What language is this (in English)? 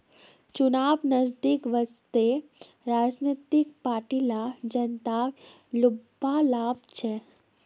Magahi